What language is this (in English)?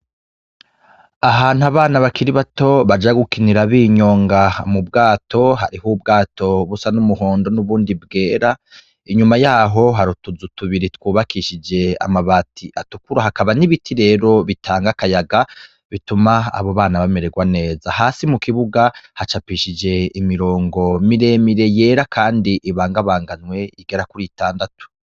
Rundi